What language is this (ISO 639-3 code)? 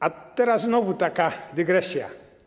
pol